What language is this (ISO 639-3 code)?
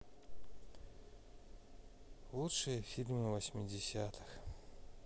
rus